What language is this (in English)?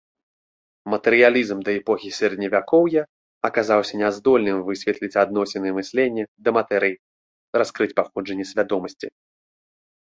Belarusian